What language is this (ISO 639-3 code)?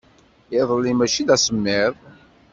kab